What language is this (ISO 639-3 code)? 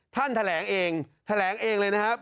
tha